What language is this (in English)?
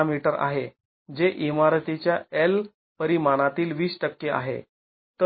Marathi